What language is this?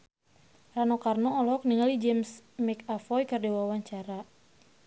Sundanese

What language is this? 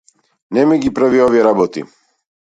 Macedonian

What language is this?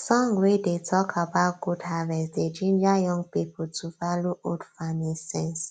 Nigerian Pidgin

